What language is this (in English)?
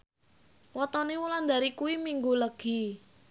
Javanese